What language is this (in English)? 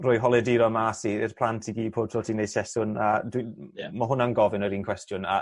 Welsh